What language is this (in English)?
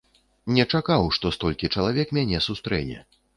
Belarusian